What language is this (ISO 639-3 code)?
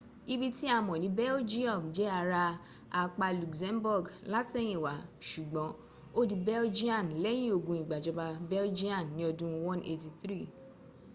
yor